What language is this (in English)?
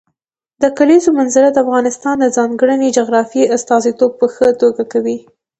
Pashto